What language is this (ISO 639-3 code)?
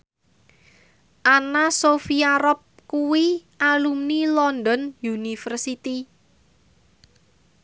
jav